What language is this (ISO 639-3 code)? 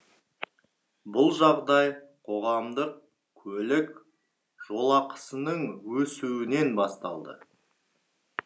kaz